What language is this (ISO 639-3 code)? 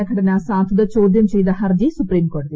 mal